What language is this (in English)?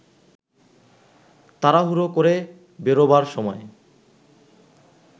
Bangla